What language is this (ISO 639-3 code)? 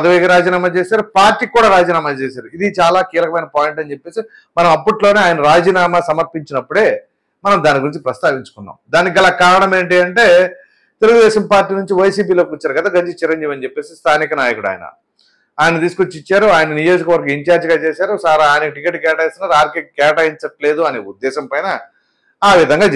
tel